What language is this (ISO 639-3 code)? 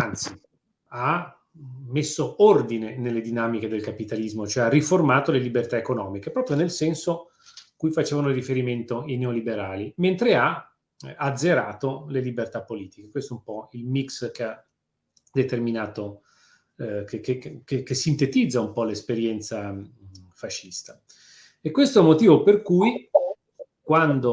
ita